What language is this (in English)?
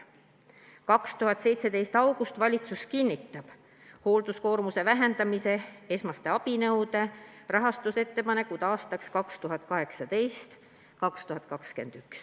Estonian